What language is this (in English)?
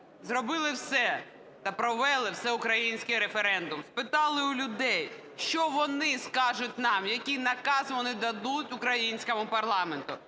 Ukrainian